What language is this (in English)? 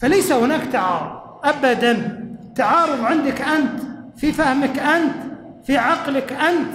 Arabic